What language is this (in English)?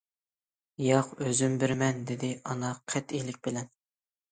Uyghur